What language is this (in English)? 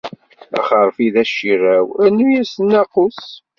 Kabyle